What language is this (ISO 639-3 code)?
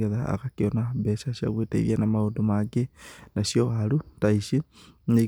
kik